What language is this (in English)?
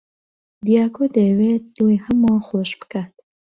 Central Kurdish